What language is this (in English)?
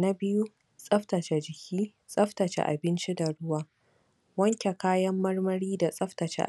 Hausa